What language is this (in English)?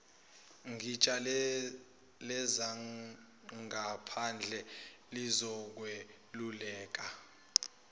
Zulu